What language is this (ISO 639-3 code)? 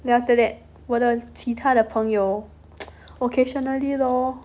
eng